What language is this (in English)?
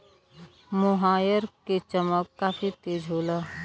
Bhojpuri